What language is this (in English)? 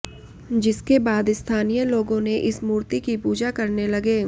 Hindi